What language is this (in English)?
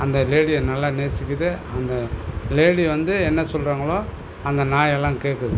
Tamil